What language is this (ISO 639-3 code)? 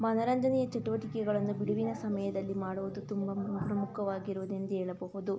kan